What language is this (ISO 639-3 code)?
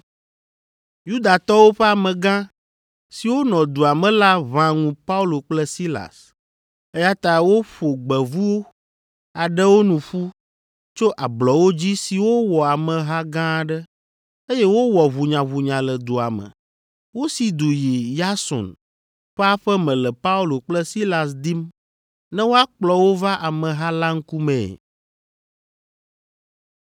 ewe